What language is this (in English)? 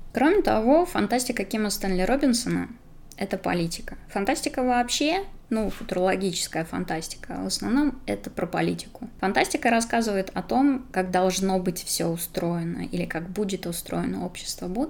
Russian